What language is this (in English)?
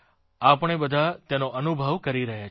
Gujarati